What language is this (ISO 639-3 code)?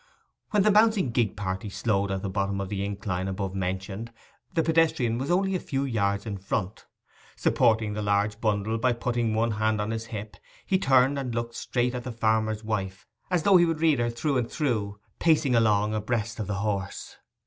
eng